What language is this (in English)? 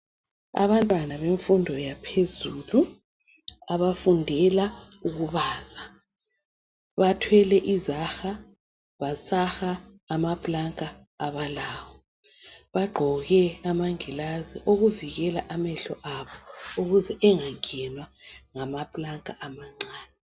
North Ndebele